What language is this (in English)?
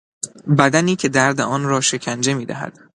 Persian